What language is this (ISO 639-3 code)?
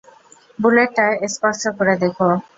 ben